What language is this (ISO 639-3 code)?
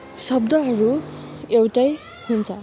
nep